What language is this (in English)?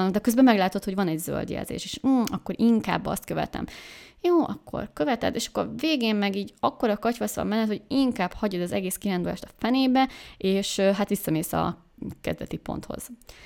Hungarian